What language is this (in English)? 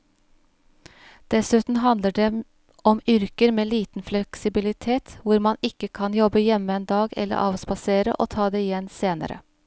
Norwegian